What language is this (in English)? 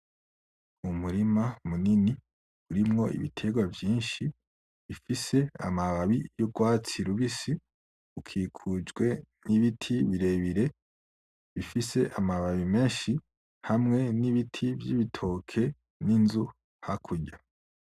Rundi